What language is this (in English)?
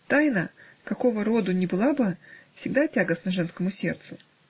Russian